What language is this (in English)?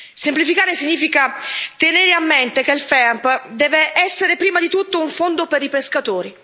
Italian